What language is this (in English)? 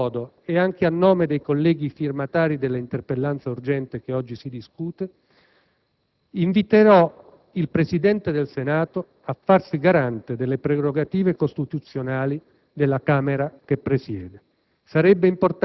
Italian